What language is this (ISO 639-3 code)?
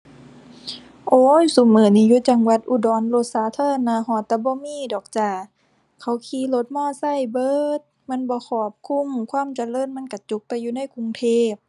tha